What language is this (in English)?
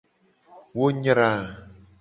Gen